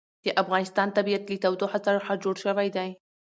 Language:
Pashto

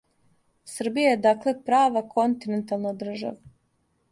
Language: Serbian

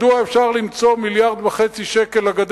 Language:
Hebrew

